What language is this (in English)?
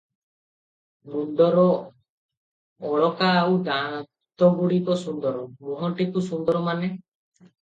Odia